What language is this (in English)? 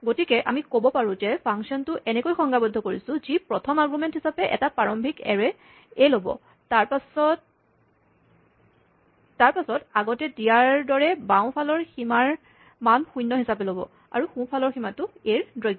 Assamese